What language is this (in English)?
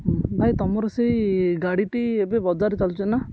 Odia